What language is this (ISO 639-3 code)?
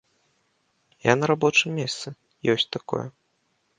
bel